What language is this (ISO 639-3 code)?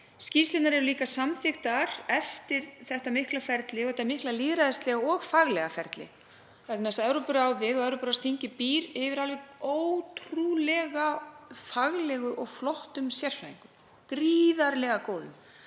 isl